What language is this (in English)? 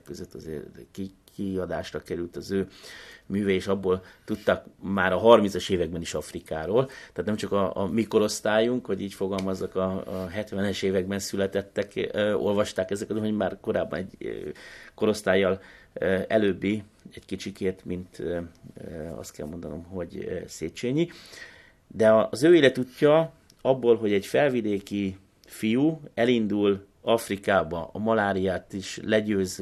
Hungarian